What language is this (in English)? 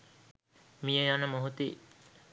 Sinhala